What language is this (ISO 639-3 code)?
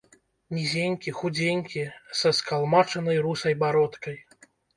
bel